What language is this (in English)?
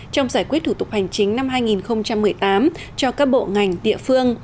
Vietnamese